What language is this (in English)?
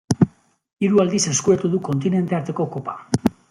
Basque